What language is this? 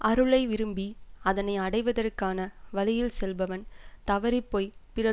Tamil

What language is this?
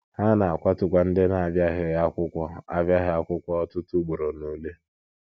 Igbo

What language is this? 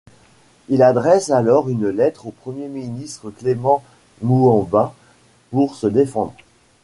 French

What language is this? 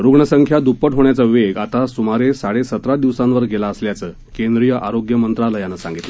Marathi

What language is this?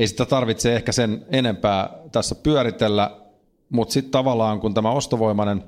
Finnish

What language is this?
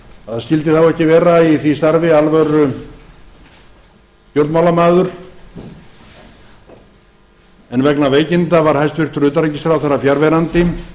Icelandic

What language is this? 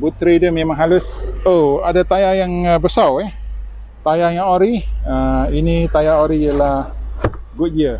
Malay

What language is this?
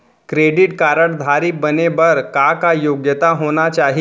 Chhattisgarhi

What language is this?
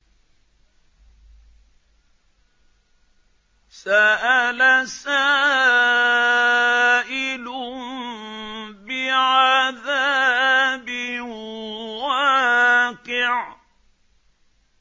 Arabic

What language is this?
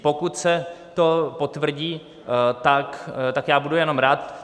Czech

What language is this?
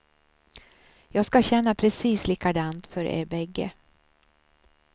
Swedish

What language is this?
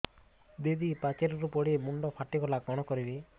Odia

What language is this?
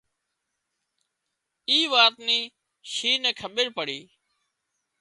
Wadiyara Koli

